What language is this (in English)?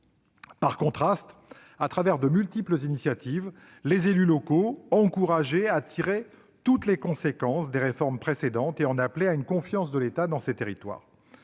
French